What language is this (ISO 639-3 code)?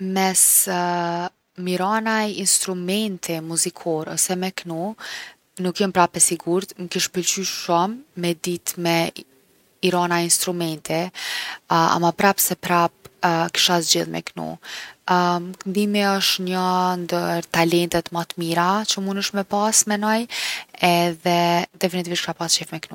aln